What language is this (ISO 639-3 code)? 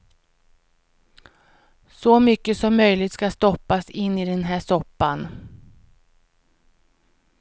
swe